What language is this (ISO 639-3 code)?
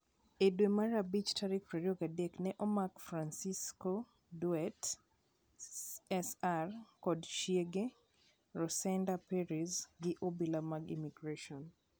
luo